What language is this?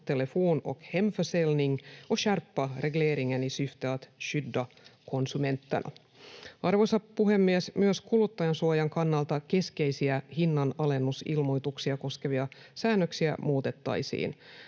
Finnish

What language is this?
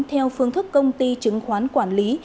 Vietnamese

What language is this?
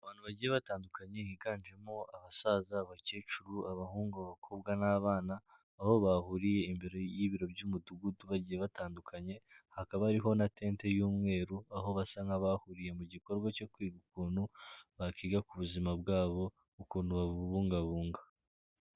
Kinyarwanda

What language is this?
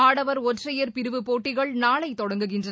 Tamil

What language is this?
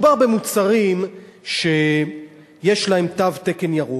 Hebrew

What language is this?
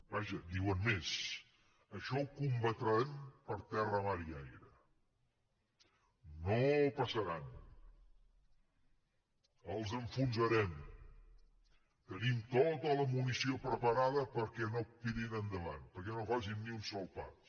Catalan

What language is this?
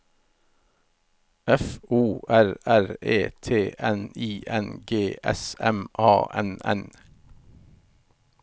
Norwegian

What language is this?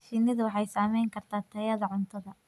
Somali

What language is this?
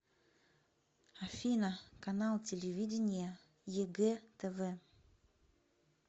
Russian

